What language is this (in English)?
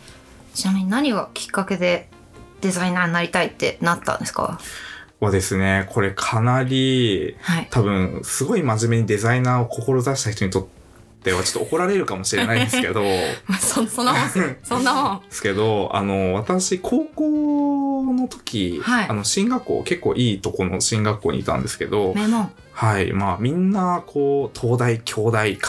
Japanese